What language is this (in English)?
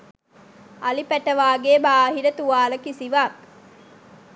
Sinhala